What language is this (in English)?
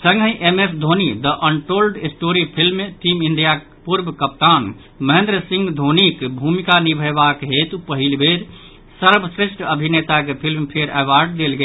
Maithili